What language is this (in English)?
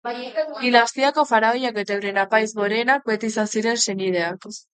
Basque